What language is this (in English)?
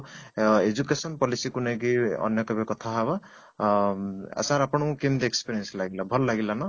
Odia